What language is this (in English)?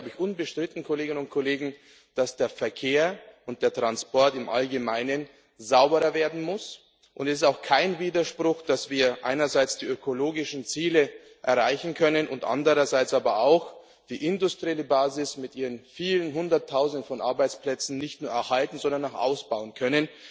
German